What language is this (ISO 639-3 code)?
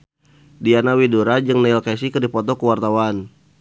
sun